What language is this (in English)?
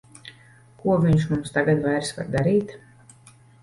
Latvian